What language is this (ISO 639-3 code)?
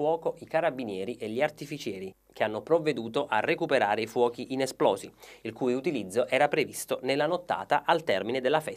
ita